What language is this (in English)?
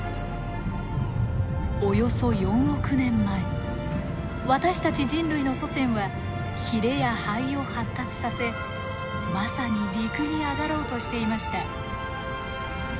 Japanese